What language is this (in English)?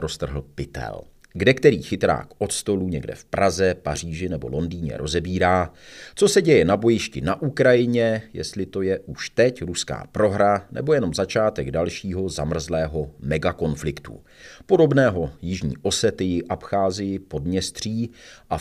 Czech